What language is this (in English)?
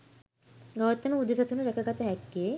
Sinhala